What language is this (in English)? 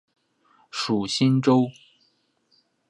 Chinese